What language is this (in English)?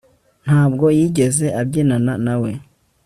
Kinyarwanda